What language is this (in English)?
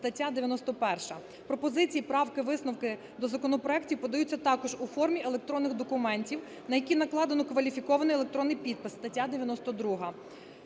Ukrainian